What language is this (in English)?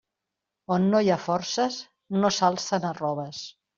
Catalan